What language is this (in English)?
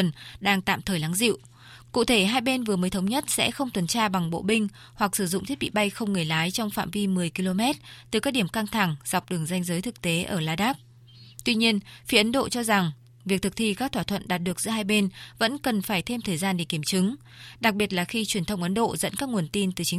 Vietnamese